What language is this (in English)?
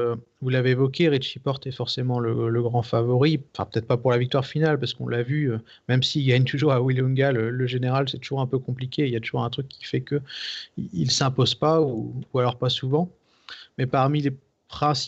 French